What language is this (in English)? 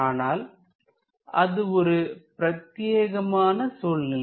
Tamil